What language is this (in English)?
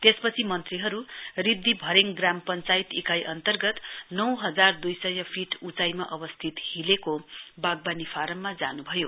Nepali